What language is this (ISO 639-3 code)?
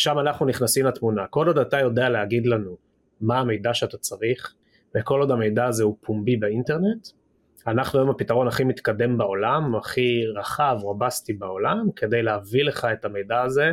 heb